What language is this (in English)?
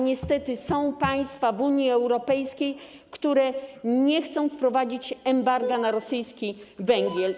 Polish